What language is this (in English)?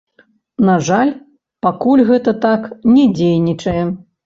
Belarusian